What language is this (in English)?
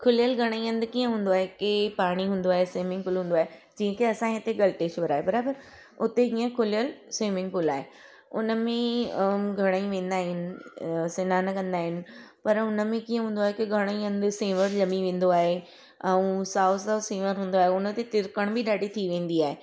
Sindhi